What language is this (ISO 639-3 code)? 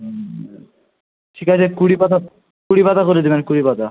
ben